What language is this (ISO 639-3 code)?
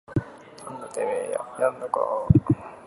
jpn